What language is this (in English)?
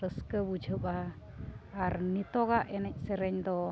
Santali